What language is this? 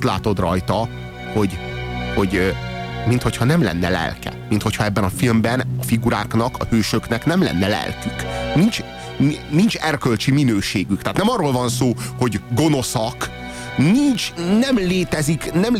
Hungarian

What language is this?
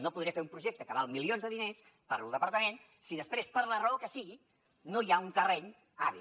Catalan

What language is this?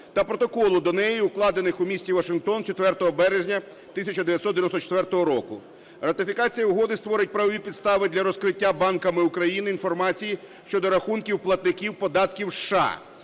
Ukrainian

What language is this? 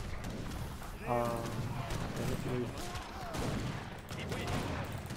Turkish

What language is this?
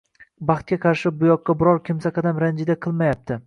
Uzbek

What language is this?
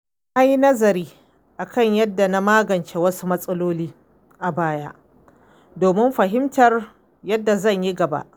Hausa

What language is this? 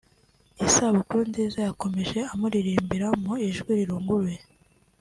Kinyarwanda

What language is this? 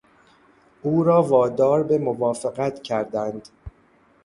Persian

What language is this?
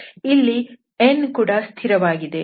Kannada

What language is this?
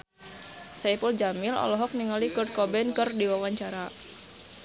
Sundanese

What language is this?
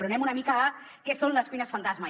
Catalan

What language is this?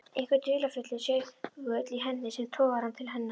Icelandic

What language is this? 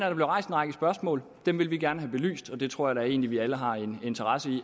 Danish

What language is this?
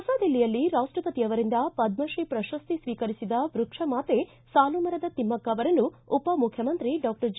Kannada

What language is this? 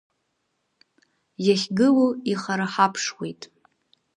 Abkhazian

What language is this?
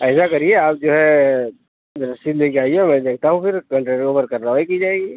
Urdu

